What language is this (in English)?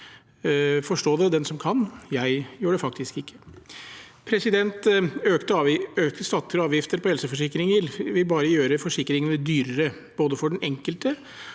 Norwegian